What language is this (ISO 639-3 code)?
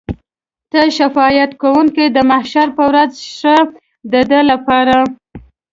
pus